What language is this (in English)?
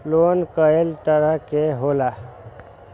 Magahi